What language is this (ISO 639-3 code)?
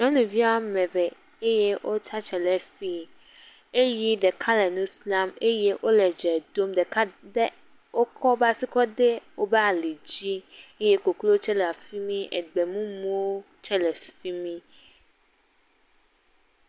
ewe